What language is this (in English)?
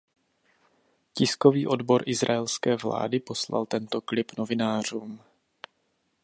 Czech